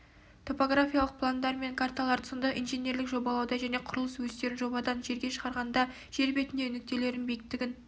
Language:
Kazakh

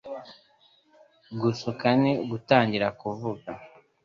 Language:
Kinyarwanda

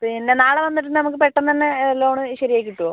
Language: Malayalam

